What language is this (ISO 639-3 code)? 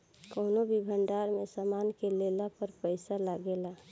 bho